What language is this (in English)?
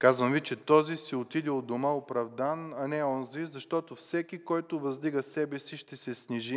Bulgarian